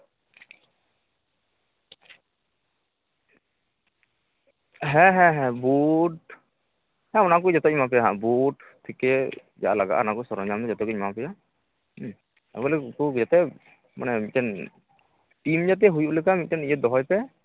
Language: Santali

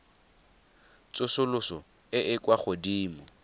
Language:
Tswana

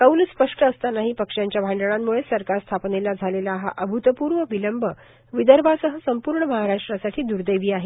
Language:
Marathi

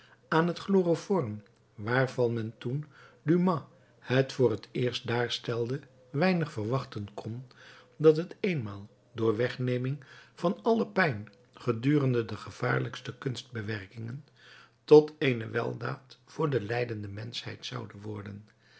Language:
Dutch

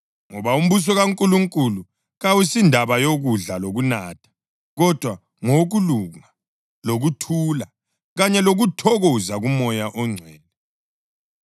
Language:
North Ndebele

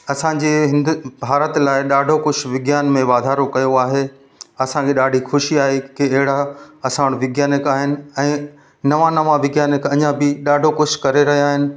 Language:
Sindhi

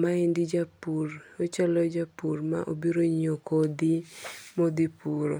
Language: Luo (Kenya and Tanzania)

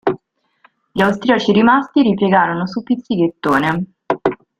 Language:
Italian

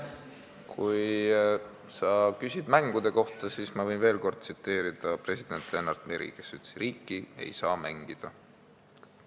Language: Estonian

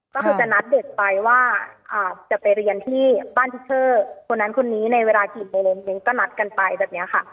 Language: Thai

